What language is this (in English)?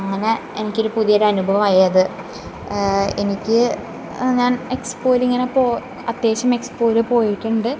Malayalam